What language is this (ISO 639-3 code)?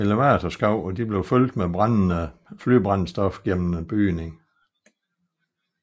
dan